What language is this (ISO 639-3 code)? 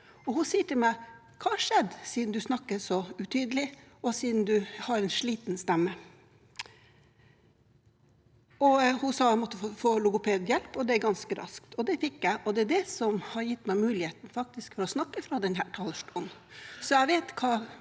nor